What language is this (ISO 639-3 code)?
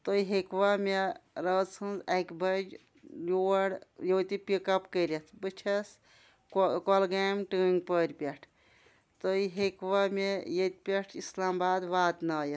kas